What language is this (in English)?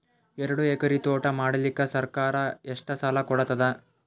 Kannada